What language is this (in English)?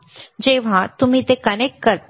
Marathi